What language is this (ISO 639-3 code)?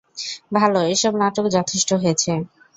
ben